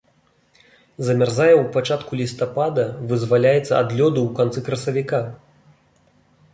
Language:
Belarusian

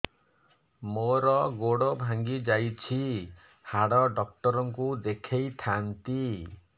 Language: Odia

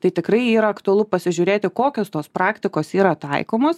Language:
Lithuanian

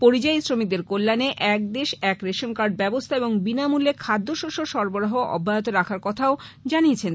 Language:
Bangla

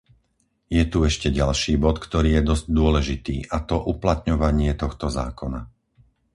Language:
Slovak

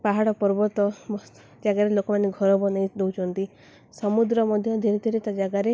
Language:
Odia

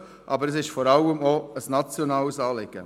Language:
Swiss German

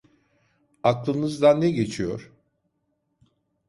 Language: Turkish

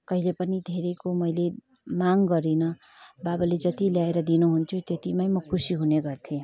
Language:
Nepali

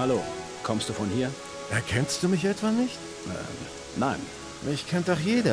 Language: German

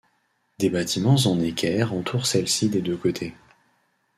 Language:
French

